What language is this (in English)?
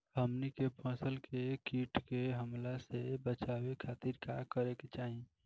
Bhojpuri